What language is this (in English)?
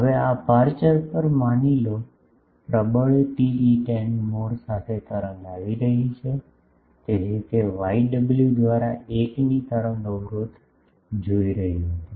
Gujarati